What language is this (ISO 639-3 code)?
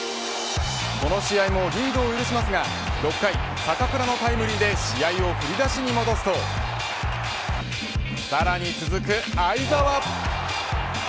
jpn